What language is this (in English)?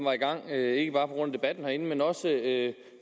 Danish